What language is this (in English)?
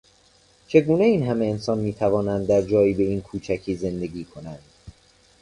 Persian